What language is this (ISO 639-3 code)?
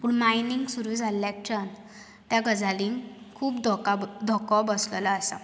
kok